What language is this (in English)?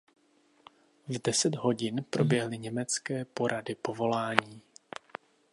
Czech